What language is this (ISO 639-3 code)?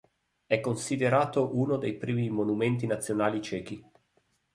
ita